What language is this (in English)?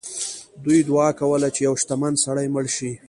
Pashto